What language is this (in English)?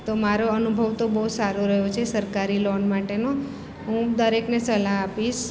Gujarati